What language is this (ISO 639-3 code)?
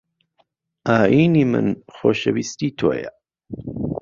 ckb